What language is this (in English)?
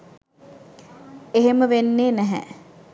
Sinhala